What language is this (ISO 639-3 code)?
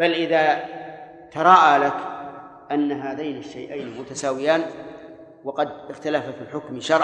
ara